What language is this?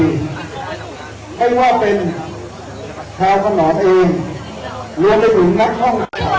Thai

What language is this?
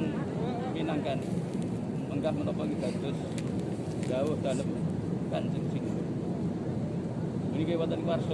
Indonesian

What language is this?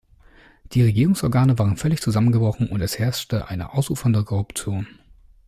German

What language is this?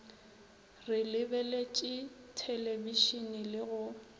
Northern Sotho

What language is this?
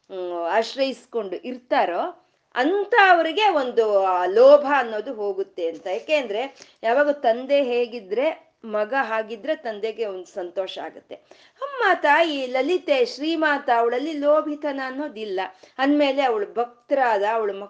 Kannada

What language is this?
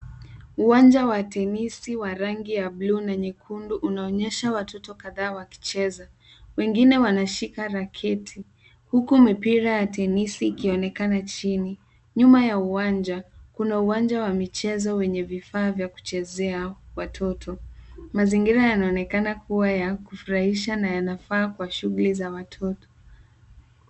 Swahili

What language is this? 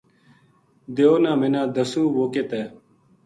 Gujari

